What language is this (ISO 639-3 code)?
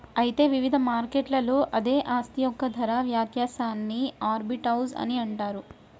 tel